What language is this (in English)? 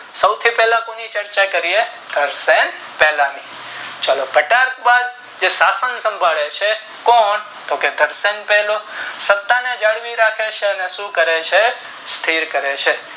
Gujarati